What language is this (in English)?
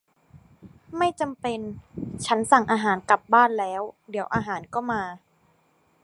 Thai